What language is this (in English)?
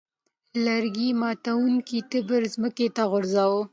Pashto